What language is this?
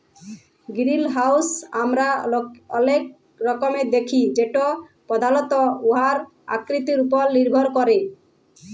Bangla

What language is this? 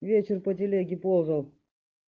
Russian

